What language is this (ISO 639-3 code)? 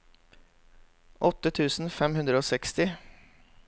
nor